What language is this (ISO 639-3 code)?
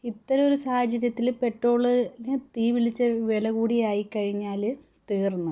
mal